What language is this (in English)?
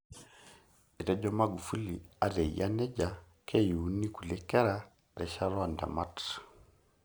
Masai